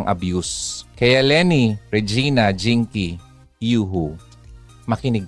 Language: Filipino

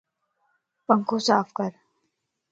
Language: Lasi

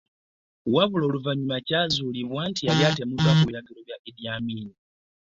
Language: Ganda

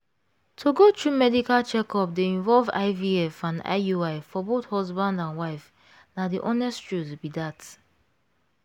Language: Nigerian Pidgin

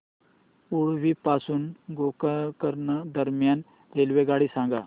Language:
Marathi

